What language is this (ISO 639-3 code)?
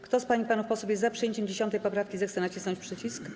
pol